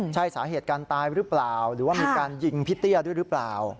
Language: Thai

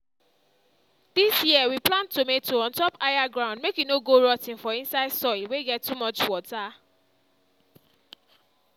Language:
Nigerian Pidgin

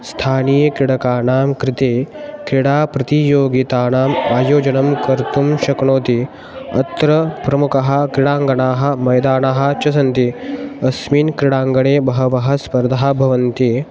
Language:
Sanskrit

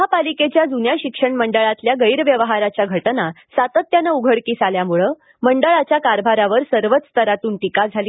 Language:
Marathi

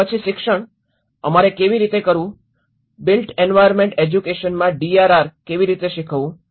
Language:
Gujarati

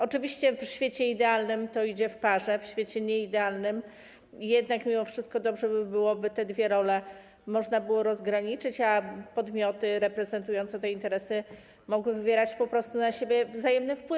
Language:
Polish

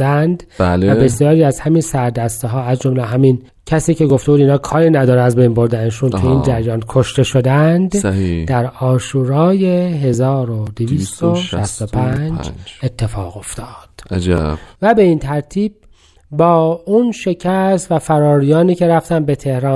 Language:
Persian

